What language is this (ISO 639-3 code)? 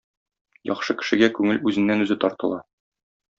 tat